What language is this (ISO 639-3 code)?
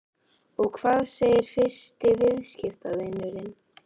isl